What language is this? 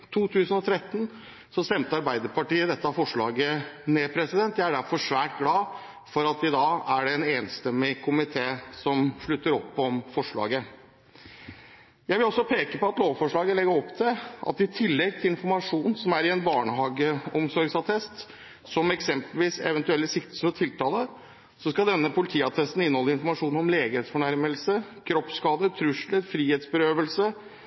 Norwegian Bokmål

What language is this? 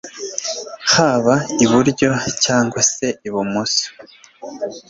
Kinyarwanda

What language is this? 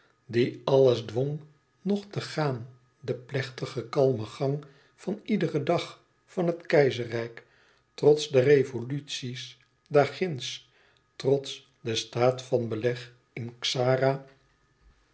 Dutch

